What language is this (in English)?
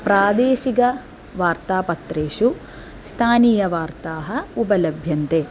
Sanskrit